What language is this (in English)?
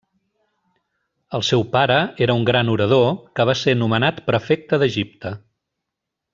Catalan